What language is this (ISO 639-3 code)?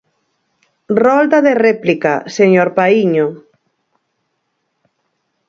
glg